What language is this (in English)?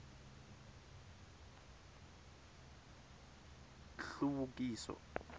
Tsonga